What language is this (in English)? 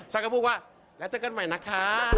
Thai